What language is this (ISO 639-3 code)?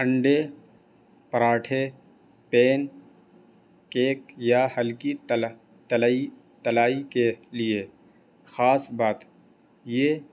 urd